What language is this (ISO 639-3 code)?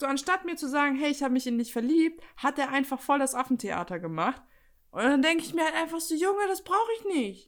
deu